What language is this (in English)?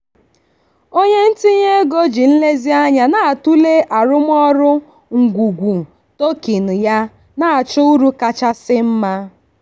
Igbo